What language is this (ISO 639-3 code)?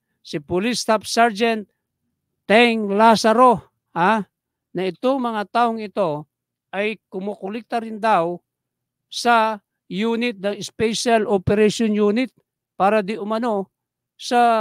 fil